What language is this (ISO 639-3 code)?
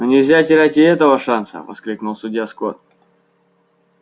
rus